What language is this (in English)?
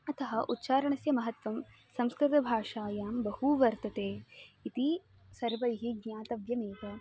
Sanskrit